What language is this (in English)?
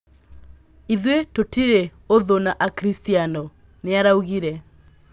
Kikuyu